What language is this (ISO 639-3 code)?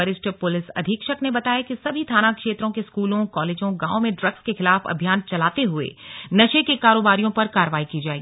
hin